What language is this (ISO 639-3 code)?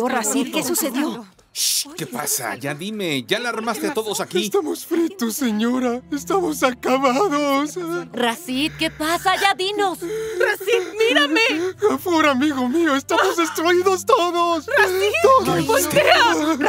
spa